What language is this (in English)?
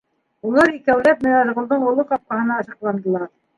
Bashkir